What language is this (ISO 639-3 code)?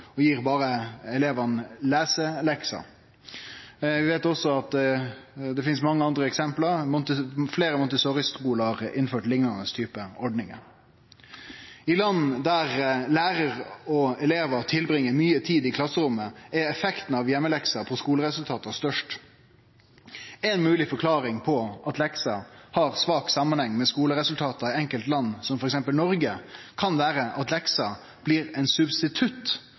nno